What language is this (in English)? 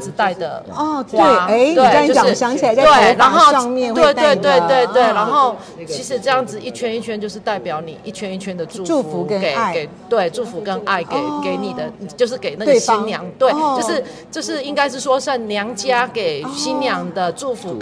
Chinese